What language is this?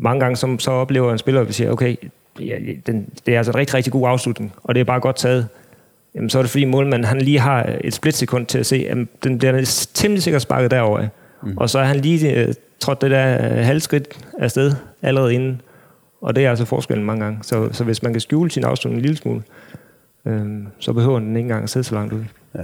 Danish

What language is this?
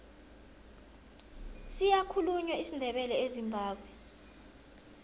South Ndebele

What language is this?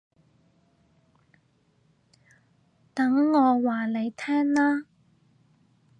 Cantonese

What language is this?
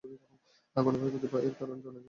Bangla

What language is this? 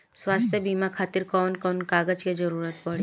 Bhojpuri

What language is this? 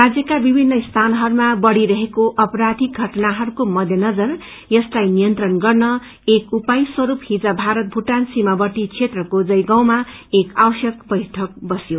Nepali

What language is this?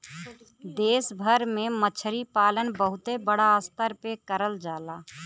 Bhojpuri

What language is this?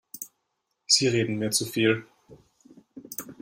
German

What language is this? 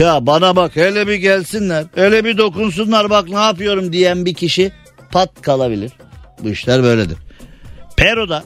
Turkish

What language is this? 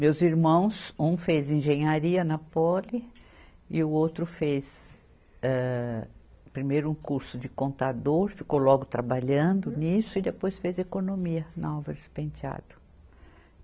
Portuguese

